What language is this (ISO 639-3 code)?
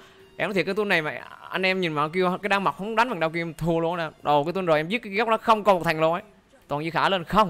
vie